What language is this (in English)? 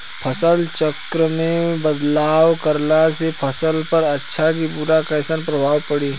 Bhojpuri